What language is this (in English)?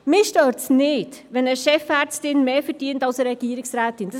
Swiss German